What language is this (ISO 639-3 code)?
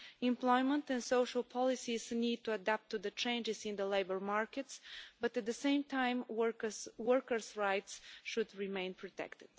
eng